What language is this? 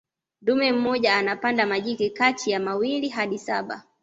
Swahili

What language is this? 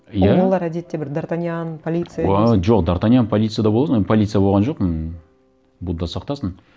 Kazakh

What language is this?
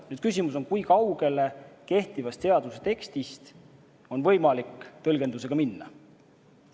Estonian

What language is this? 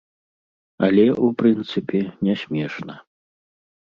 Belarusian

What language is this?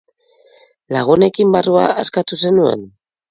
Basque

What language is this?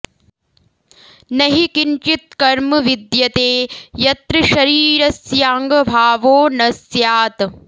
Sanskrit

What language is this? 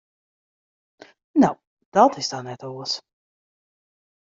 Western Frisian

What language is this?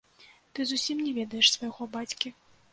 Belarusian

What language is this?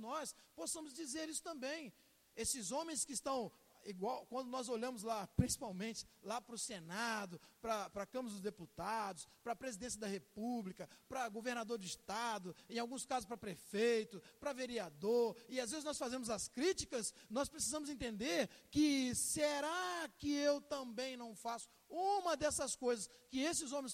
Portuguese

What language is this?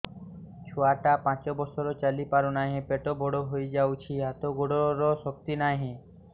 Odia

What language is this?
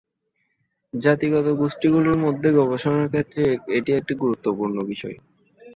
Bangla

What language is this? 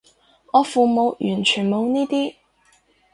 Cantonese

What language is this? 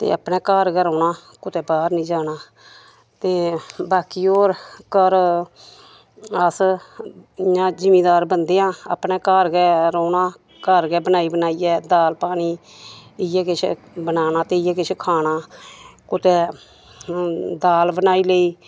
Dogri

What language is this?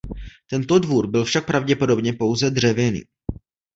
Czech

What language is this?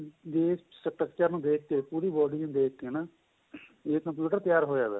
Punjabi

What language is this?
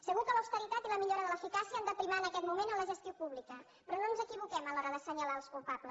Catalan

